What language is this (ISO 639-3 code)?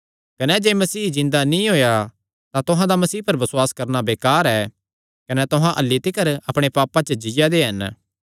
xnr